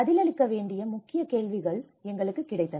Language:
Tamil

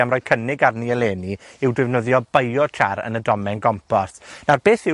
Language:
Welsh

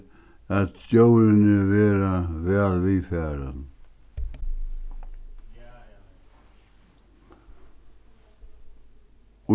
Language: Faroese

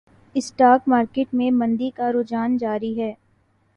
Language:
Urdu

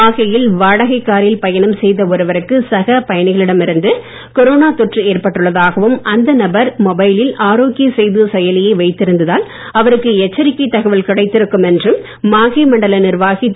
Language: Tamil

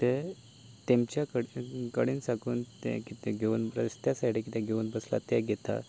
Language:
Konkani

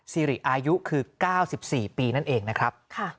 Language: Thai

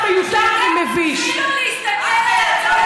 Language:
Hebrew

